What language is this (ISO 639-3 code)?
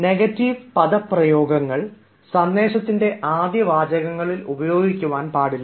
mal